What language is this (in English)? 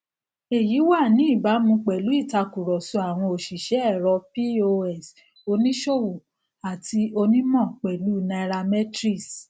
Yoruba